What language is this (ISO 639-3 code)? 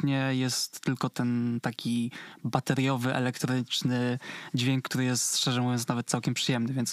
pol